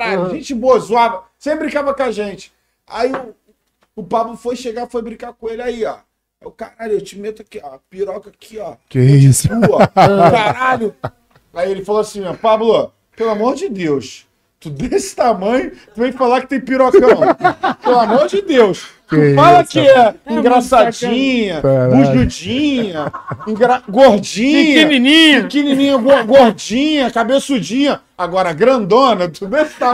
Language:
Portuguese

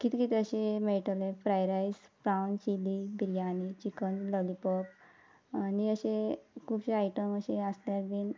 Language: Konkani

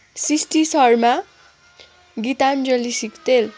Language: Nepali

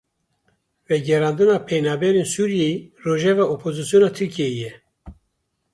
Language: Kurdish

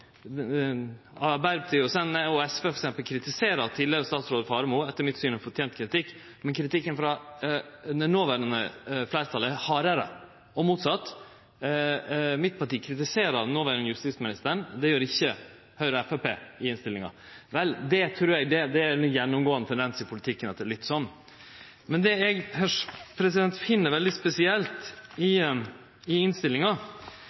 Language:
Norwegian Nynorsk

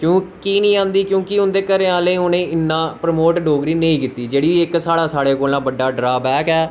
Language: Dogri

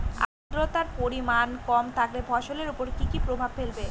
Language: Bangla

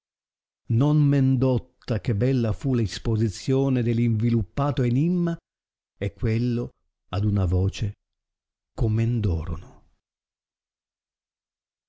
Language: Italian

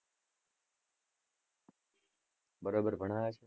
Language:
Gujarati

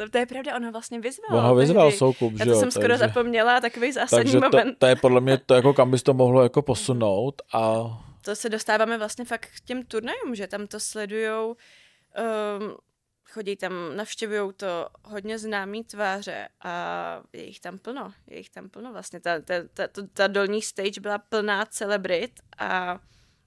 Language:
Czech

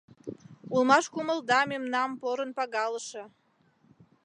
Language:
Mari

